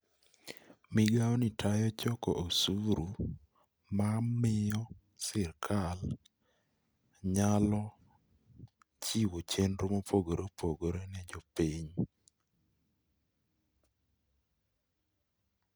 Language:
Luo (Kenya and Tanzania)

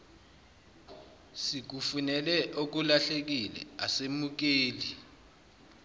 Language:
Zulu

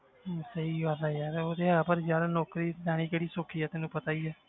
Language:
Punjabi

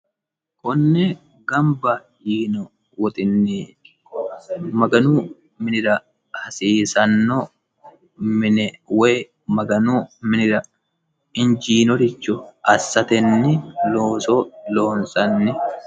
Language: Sidamo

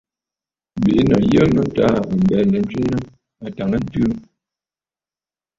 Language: Bafut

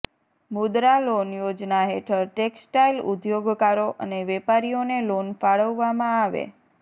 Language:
Gujarati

